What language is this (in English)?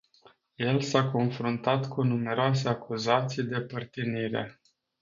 Romanian